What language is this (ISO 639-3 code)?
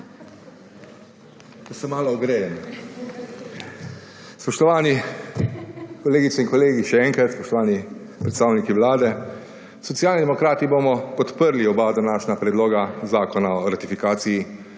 slv